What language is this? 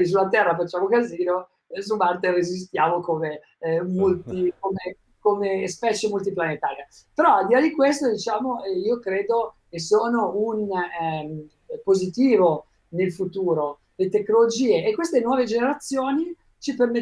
Italian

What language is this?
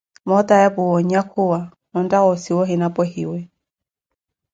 Koti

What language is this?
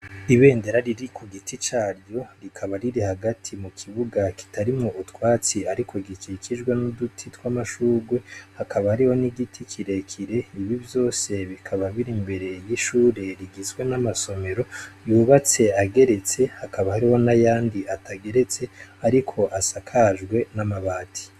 Rundi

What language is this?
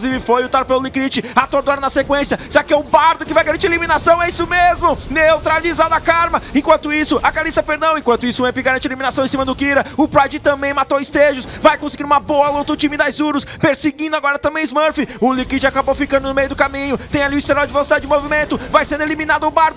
Portuguese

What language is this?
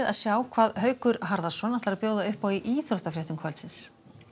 Icelandic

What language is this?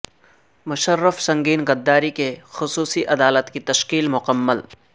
Urdu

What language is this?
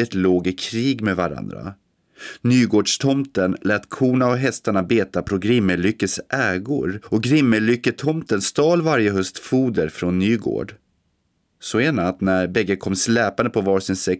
Swedish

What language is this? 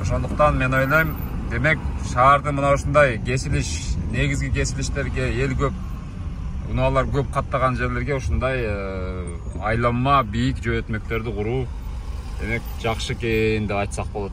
Turkish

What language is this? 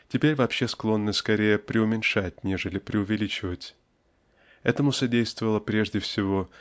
Russian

